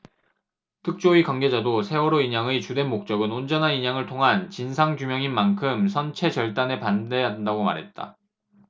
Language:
Korean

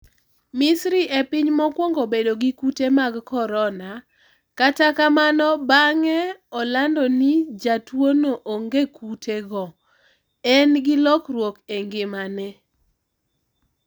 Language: Luo (Kenya and Tanzania)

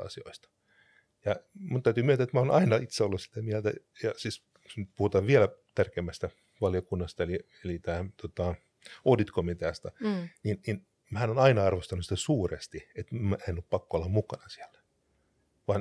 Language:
Finnish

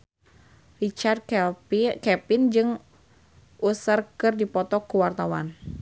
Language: Sundanese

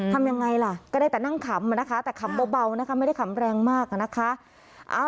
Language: Thai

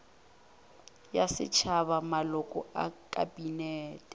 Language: Northern Sotho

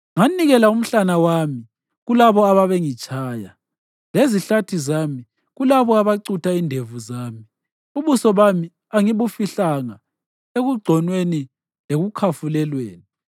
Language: North Ndebele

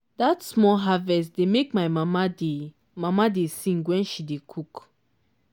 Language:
Nigerian Pidgin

